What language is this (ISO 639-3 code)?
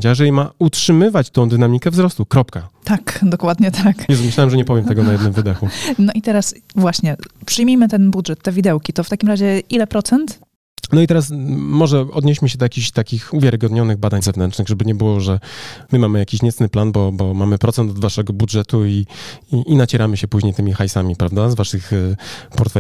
pol